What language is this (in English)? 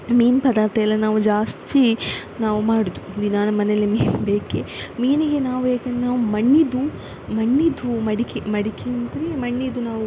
Kannada